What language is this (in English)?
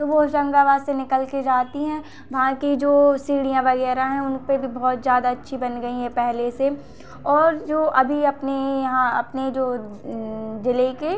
Hindi